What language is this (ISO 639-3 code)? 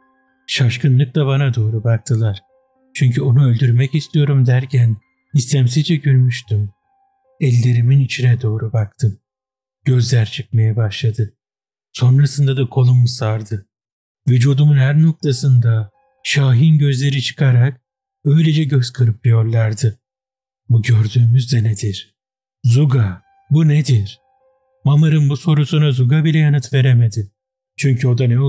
tur